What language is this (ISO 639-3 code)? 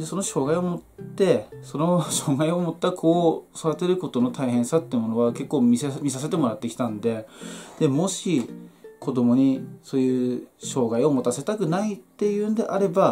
jpn